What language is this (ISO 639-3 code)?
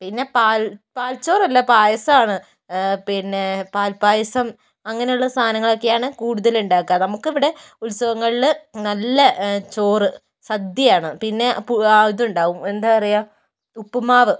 mal